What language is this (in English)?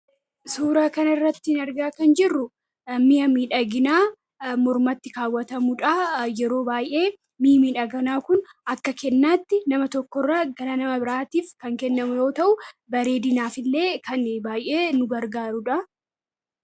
Oromo